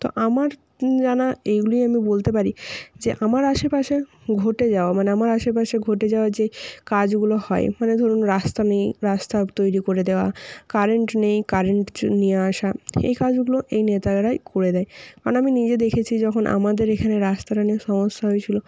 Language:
Bangla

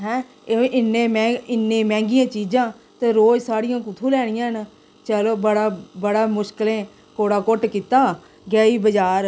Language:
Dogri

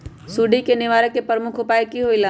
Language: Magahi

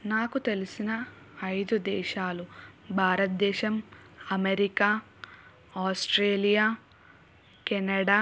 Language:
Telugu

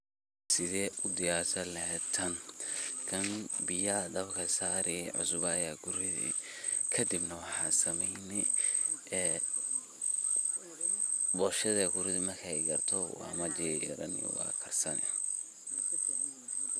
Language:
Somali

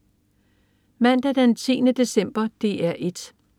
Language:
Danish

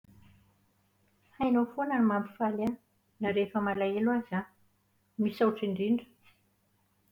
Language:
Malagasy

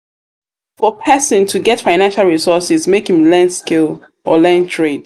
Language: Nigerian Pidgin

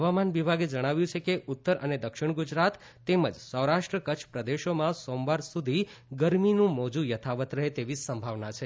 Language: Gujarati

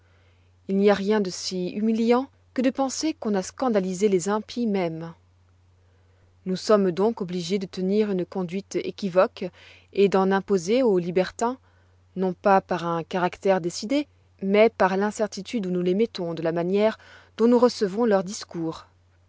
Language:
French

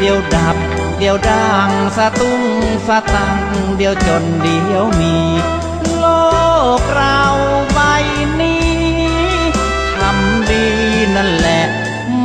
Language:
Thai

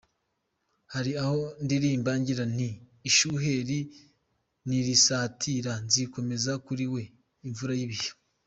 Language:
Kinyarwanda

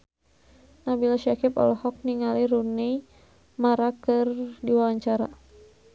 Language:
Sundanese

